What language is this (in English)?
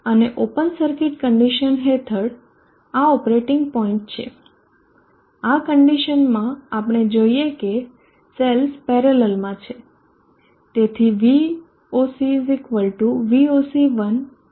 Gujarati